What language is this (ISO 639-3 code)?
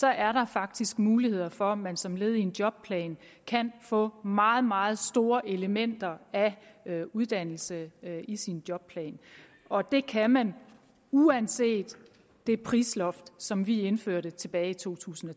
dan